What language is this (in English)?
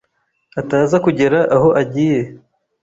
Kinyarwanda